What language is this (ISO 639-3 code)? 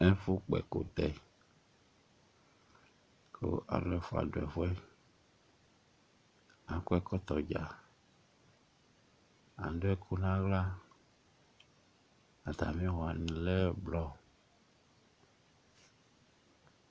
kpo